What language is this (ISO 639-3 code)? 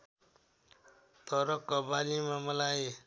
nep